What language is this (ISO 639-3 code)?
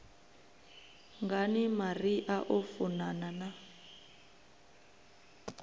ven